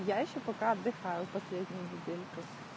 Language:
Russian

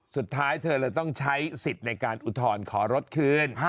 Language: Thai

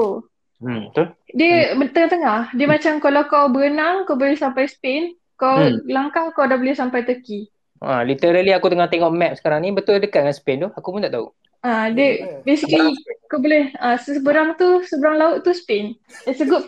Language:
Malay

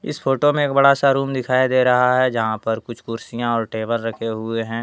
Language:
Hindi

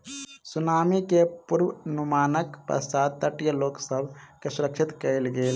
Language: Maithili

